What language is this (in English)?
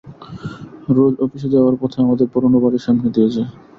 Bangla